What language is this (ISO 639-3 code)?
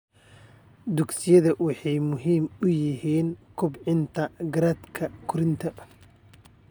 som